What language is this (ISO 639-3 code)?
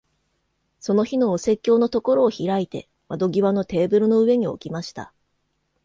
jpn